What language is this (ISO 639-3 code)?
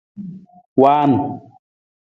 nmz